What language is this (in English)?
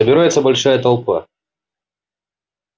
Russian